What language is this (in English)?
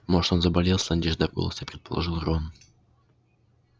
Russian